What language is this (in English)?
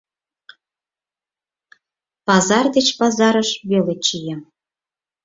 Mari